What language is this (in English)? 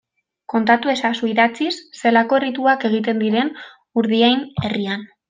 Basque